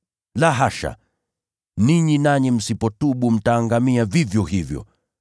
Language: Swahili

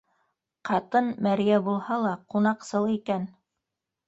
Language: Bashkir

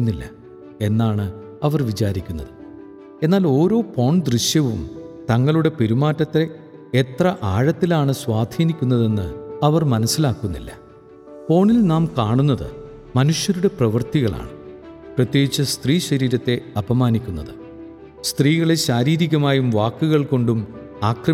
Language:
Malayalam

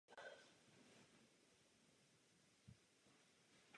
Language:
Czech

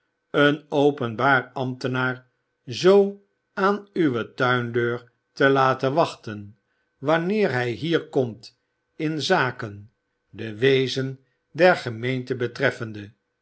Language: Dutch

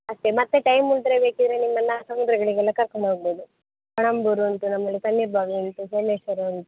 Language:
Kannada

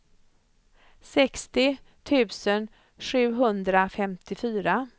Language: Swedish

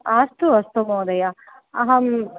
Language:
Sanskrit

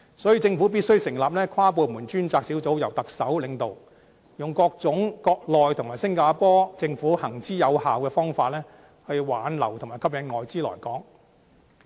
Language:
Cantonese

